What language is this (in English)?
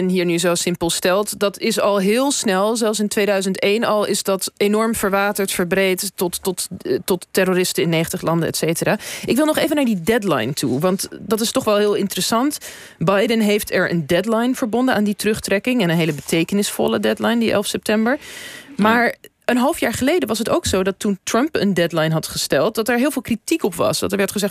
Dutch